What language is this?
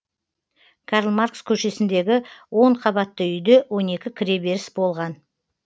Kazakh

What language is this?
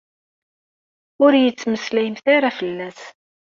Kabyle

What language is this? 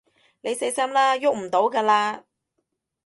Cantonese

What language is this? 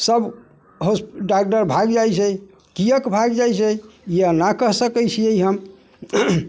Maithili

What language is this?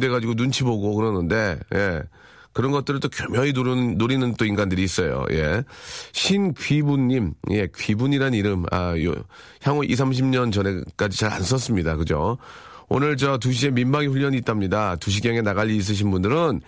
Korean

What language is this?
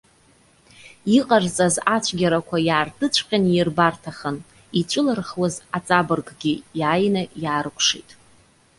Abkhazian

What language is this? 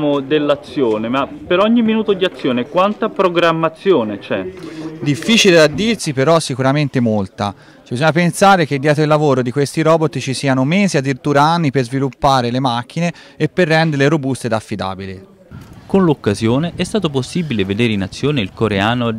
Italian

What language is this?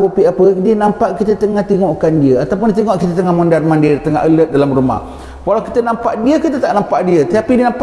Malay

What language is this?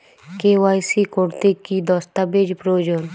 Bangla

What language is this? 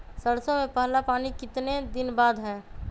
Magahi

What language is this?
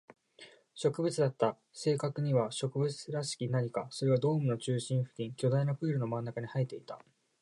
Japanese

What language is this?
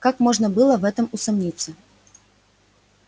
Russian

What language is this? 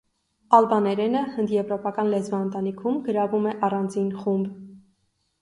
Armenian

